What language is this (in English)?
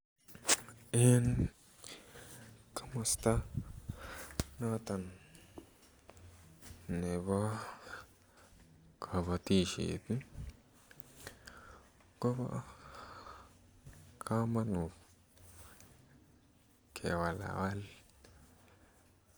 Kalenjin